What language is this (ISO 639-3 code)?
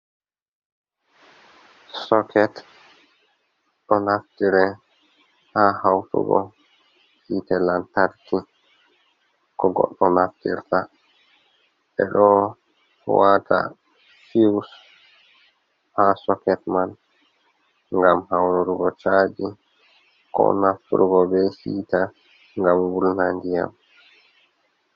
ful